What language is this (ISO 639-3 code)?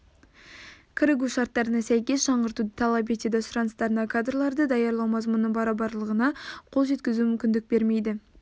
kaz